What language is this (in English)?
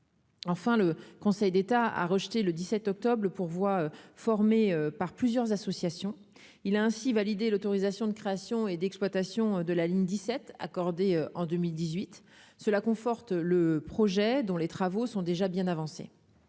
French